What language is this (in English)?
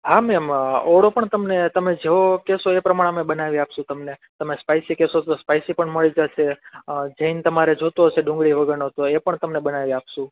Gujarati